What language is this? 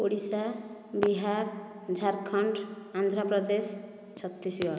Odia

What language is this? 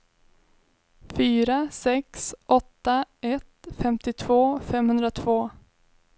Swedish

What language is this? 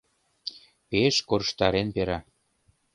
Mari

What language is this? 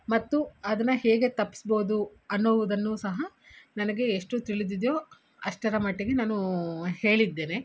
Kannada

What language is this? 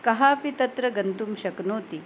Sanskrit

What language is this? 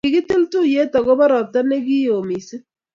Kalenjin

